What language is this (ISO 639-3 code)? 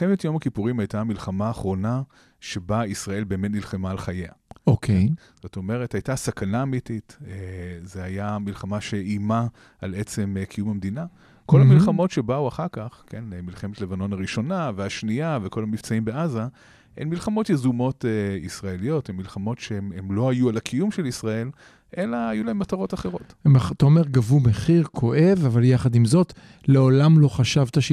heb